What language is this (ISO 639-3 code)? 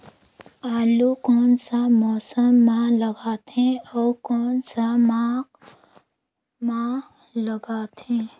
hne